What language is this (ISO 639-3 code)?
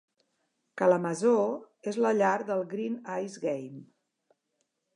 cat